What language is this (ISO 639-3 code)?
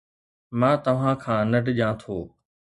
snd